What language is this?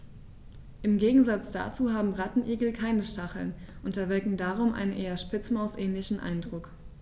German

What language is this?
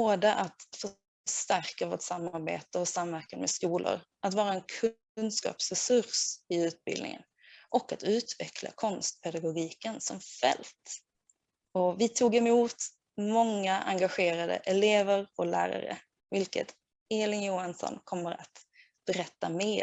Swedish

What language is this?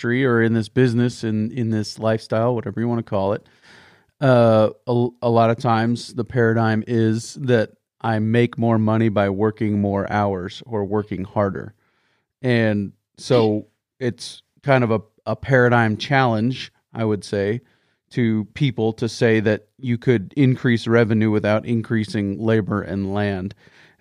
English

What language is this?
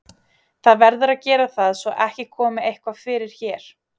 Icelandic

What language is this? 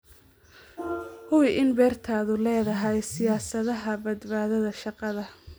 Somali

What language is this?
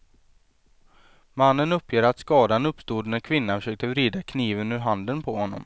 Swedish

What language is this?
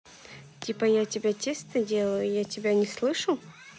Russian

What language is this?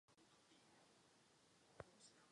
Czech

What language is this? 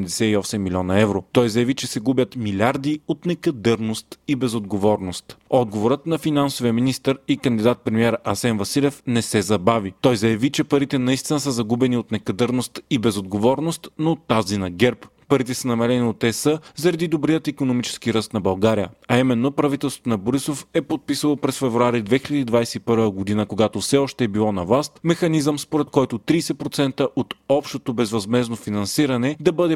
Bulgarian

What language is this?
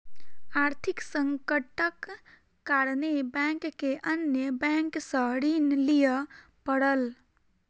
Maithili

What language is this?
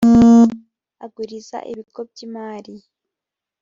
Kinyarwanda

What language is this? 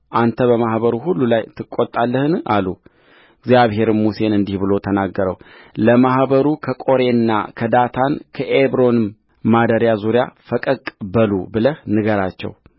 Amharic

